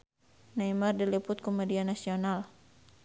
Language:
Sundanese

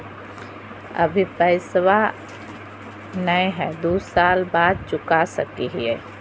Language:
Magahi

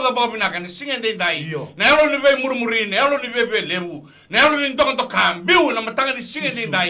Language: French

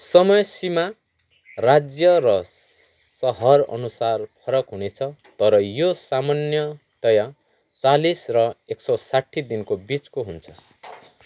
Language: Nepali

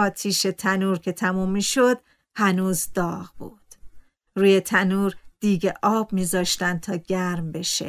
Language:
Persian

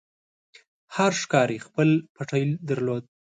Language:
Pashto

